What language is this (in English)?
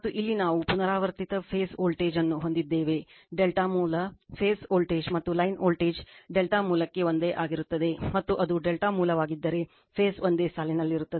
Kannada